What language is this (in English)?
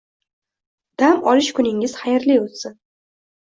Uzbek